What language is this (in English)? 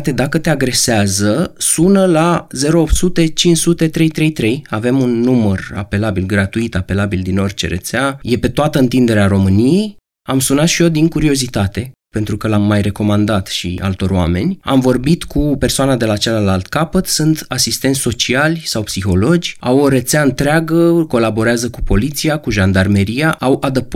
Romanian